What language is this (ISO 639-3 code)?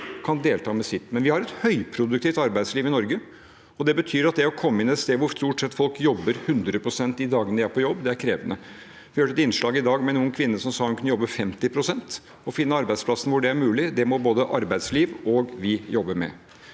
nor